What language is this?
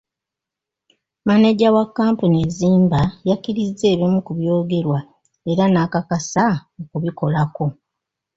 Ganda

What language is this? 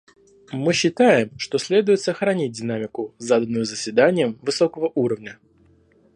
Russian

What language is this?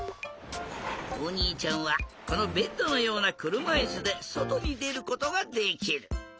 Japanese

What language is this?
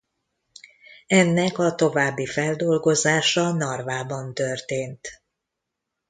Hungarian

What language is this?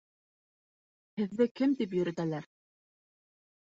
Bashkir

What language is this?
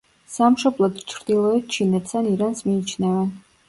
Georgian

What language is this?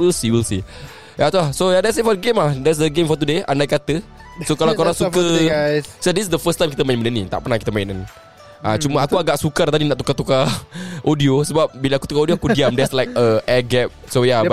Malay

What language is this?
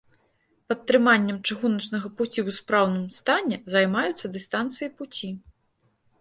Belarusian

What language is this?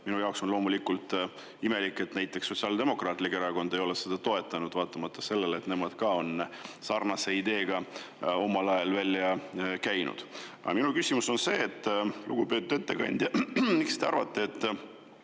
Estonian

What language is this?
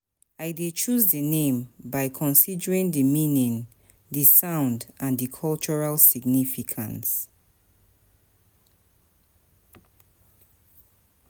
Nigerian Pidgin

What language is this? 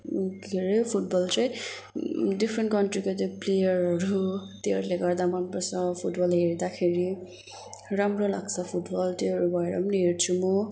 Nepali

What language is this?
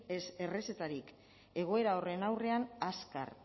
Basque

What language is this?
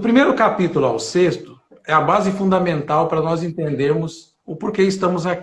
Portuguese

